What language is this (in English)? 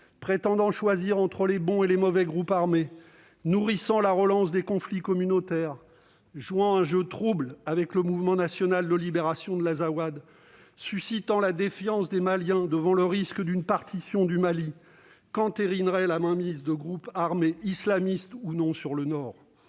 French